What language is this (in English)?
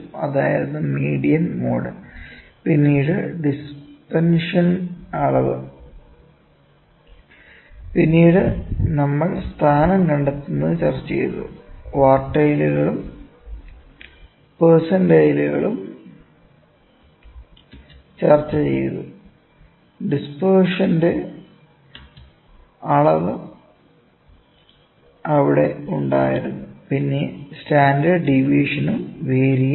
Malayalam